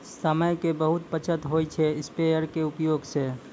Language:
Maithili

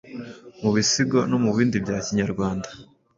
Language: Kinyarwanda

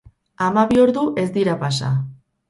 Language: Basque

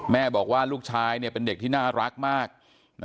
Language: Thai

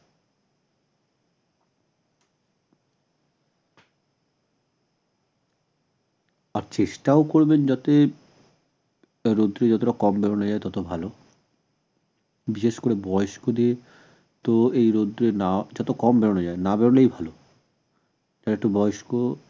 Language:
Bangla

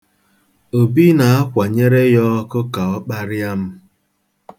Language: Igbo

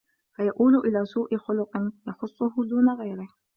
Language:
Arabic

